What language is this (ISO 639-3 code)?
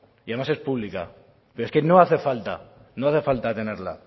spa